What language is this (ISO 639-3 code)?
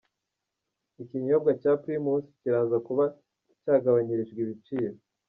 kin